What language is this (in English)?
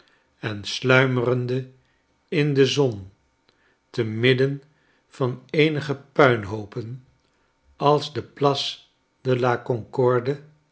Dutch